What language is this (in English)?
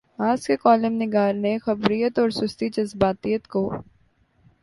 Urdu